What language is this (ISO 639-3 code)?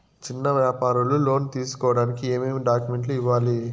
tel